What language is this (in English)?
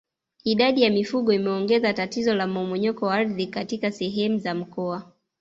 Swahili